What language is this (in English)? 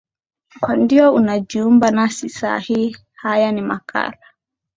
Swahili